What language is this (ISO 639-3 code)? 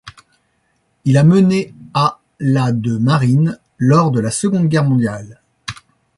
fra